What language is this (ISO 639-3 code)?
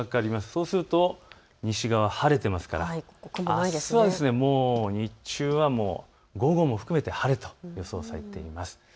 jpn